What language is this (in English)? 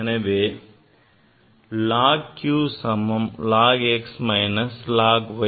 Tamil